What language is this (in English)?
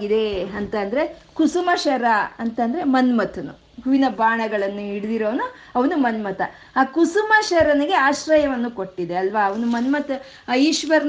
Kannada